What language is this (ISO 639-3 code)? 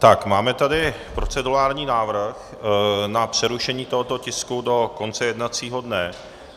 ces